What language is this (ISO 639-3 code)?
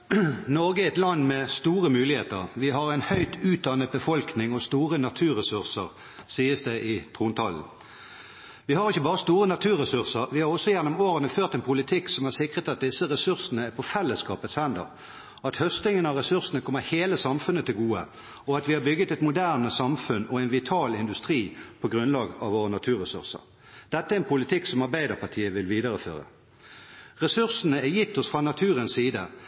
nob